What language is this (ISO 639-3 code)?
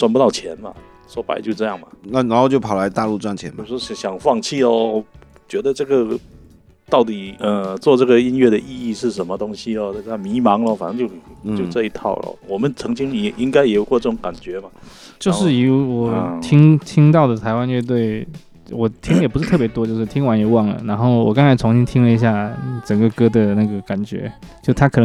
zho